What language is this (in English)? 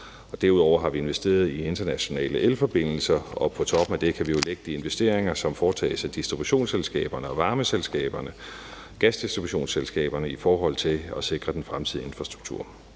Danish